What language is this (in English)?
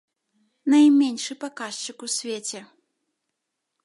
Belarusian